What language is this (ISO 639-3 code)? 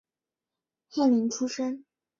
zho